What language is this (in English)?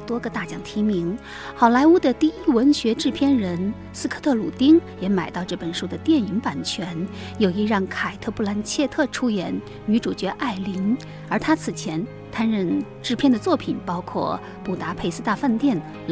Chinese